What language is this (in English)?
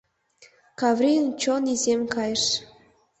Mari